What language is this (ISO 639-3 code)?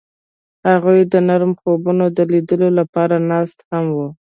pus